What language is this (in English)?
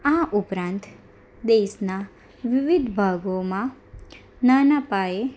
Gujarati